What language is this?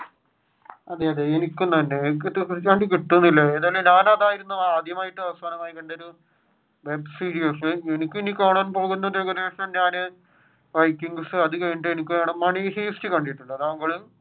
Malayalam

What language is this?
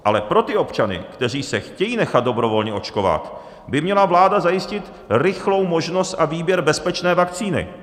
Czech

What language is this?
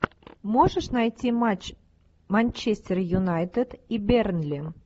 Russian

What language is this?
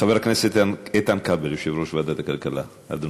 Hebrew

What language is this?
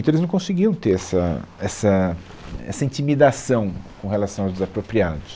Portuguese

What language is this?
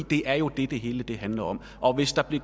Danish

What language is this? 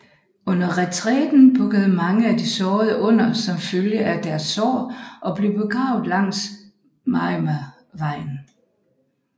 Danish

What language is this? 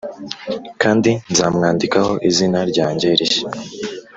Kinyarwanda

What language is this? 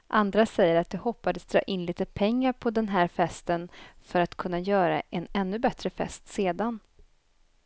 Swedish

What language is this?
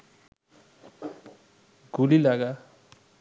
Bangla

